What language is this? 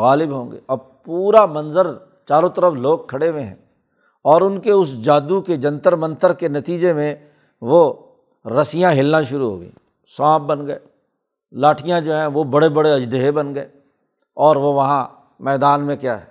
Urdu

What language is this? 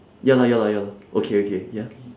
English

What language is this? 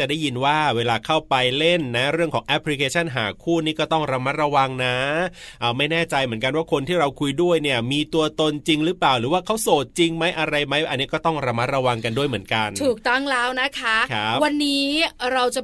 Thai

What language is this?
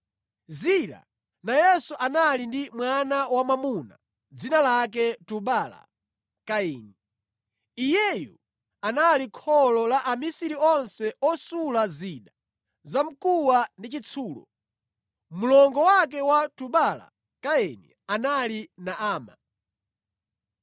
Nyanja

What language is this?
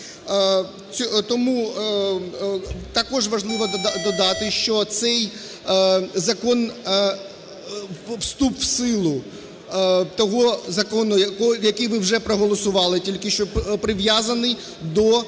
Ukrainian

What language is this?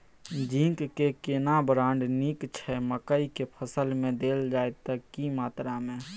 Maithili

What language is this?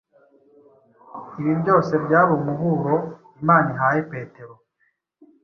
Kinyarwanda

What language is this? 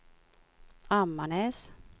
Swedish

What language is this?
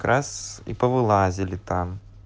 Russian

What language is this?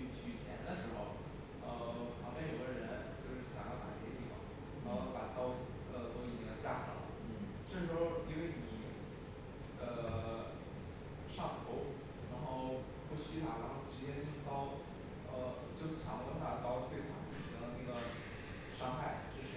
Chinese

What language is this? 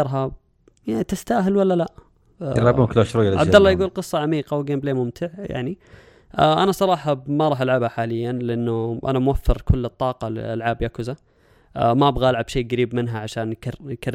Arabic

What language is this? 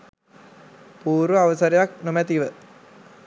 Sinhala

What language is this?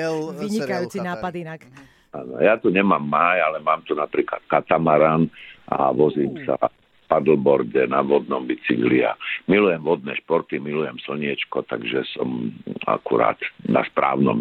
Slovak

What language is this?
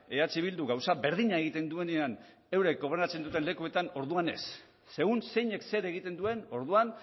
Basque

